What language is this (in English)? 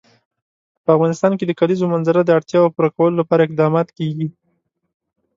Pashto